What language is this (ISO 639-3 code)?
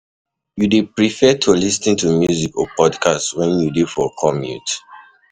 pcm